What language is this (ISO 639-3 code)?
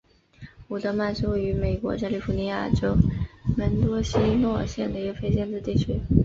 zho